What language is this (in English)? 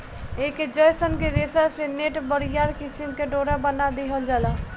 Bhojpuri